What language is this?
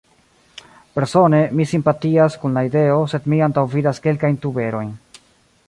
Esperanto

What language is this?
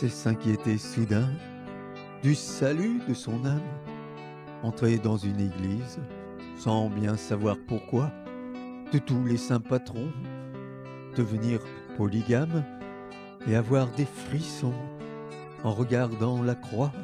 French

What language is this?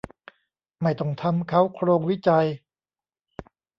Thai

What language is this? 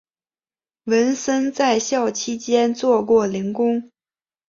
Chinese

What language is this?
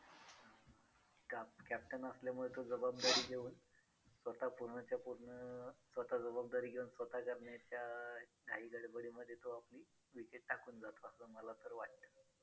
Marathi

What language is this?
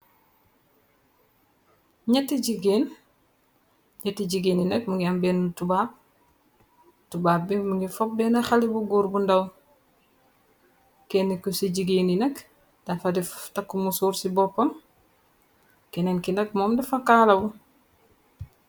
Wolof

